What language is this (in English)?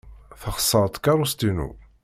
Kabyle